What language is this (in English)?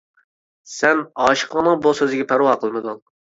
Uyghur